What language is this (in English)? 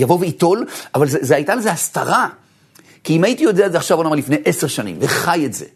Hebrew